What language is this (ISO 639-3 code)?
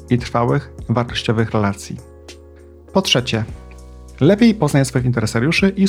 pol